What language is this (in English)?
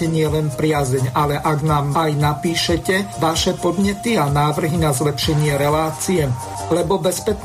Slovak